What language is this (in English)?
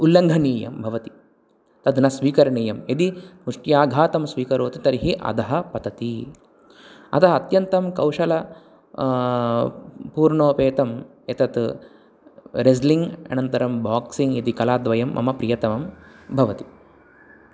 Sanskrit